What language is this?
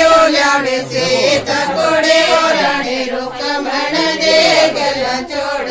Kannada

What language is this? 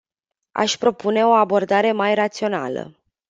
Romanian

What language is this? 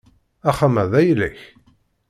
Kabyle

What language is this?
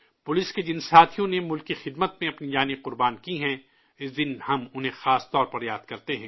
Urdu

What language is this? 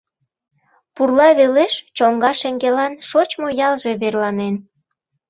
Mari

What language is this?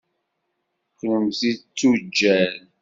Kabyle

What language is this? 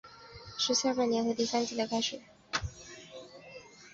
Chinese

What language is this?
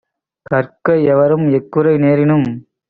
Tamil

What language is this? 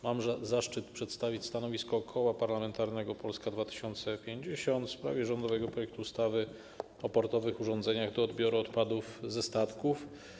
Polish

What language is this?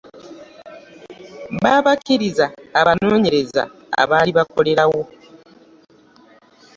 Ganda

